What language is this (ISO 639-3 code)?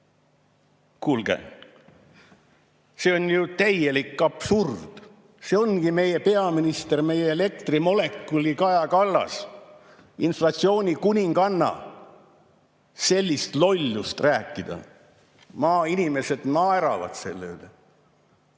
est